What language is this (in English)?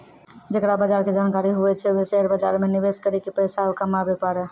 Maithili